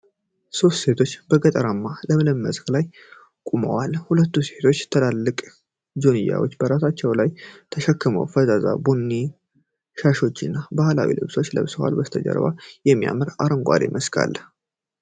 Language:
Amharic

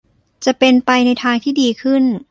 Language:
Thai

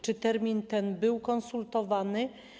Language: Polish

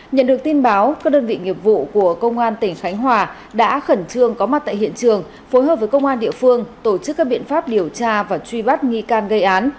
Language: Vietnamese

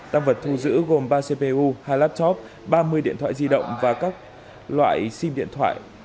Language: Vietnamese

